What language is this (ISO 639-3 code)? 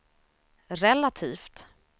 swe